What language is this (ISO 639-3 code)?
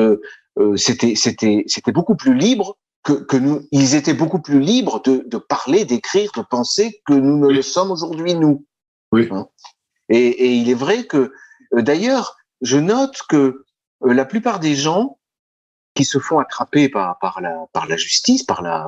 fra